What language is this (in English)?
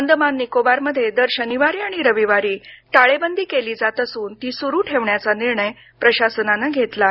Marathi